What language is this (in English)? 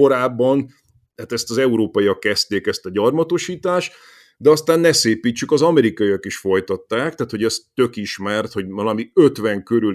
Hungarian